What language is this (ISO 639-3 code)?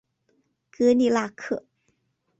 zho